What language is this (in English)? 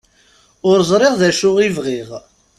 Kabyle